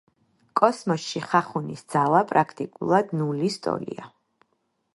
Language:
Georgian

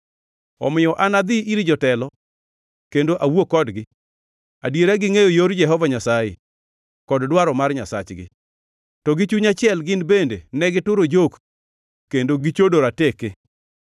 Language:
Luo (Kenya and Tanzania)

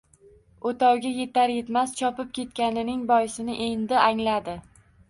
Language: Uzbek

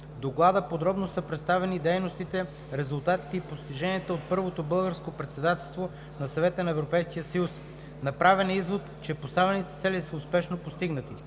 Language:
Bulgarian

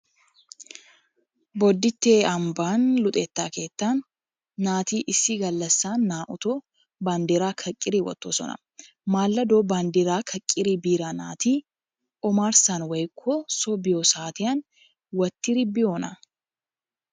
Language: Wolaytta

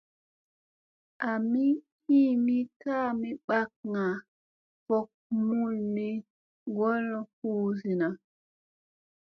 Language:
Musey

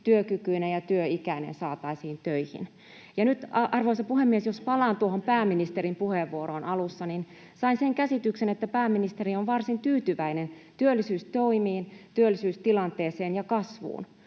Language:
Finnish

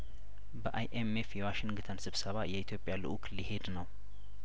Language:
Amharic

